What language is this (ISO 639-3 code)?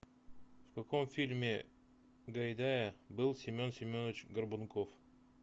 rus